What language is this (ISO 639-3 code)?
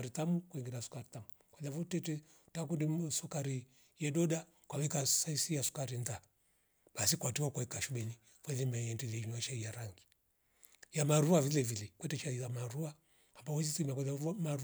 rof